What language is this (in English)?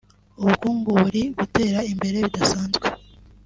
Kinyarwanda